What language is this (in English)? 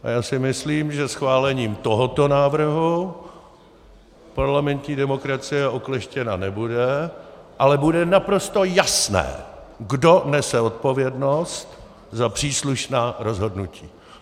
Czech